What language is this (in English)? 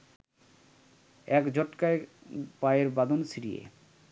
Bangla